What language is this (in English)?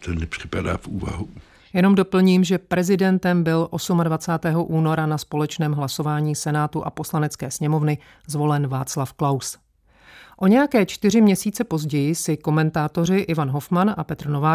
Czech